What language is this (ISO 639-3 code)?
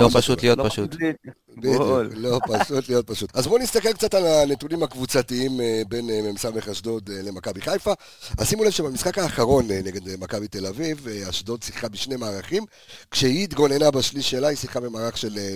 heb